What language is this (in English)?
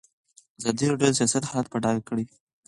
Pashto